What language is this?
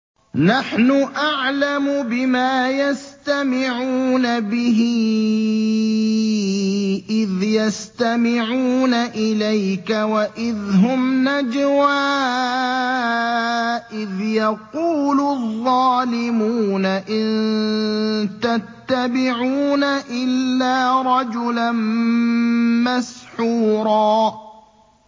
Arabic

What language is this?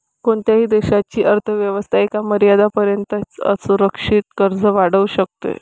Marathi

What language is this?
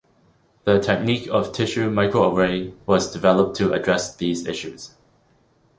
English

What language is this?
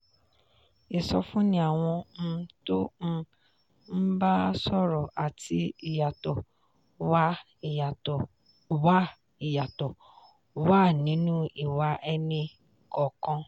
Yoruba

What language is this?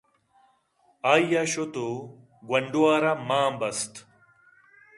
Eastern Balochi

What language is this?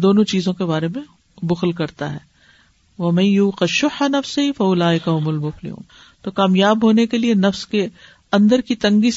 Urdu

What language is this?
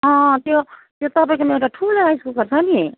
Nepali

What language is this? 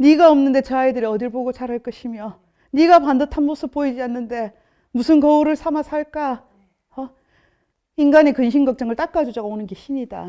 Korean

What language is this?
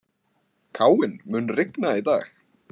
Icelandic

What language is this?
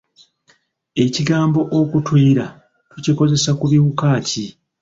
Ganda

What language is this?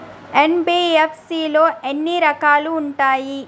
Telugu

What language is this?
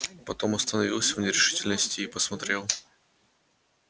Russian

